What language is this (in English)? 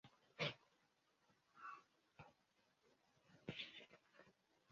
Bebele